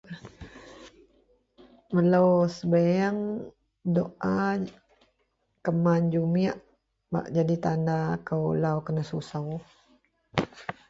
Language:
Central Melanau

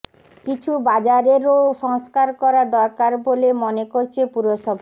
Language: Bangla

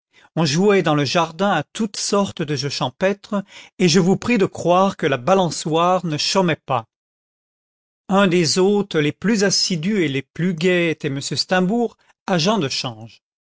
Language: French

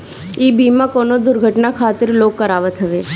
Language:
Bhojpuri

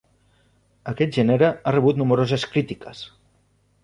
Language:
Catalan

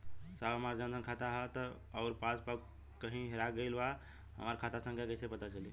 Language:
Bhojpuri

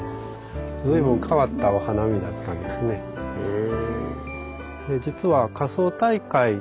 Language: Japanese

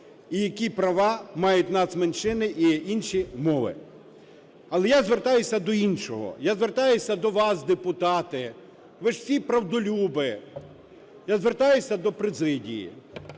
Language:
Ukrainian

